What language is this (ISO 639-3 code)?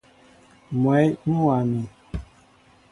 mbo